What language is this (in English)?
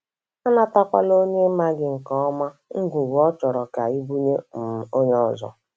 Igbo